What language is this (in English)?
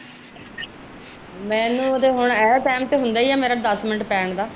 Punjabi